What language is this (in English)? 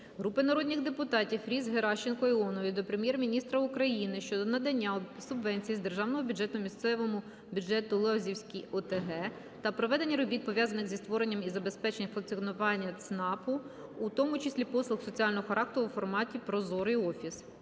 Ukrainian